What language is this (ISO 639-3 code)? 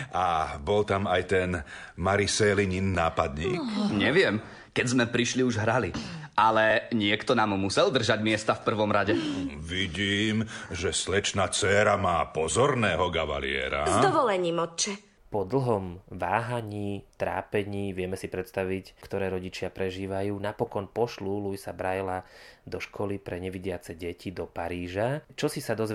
slk